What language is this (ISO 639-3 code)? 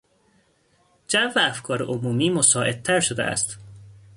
fas